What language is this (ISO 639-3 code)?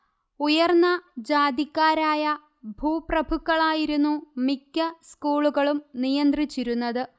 mal